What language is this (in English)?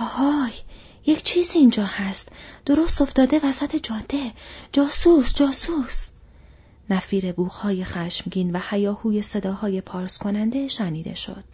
Persian